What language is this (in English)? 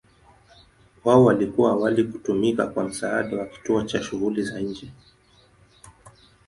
Swahili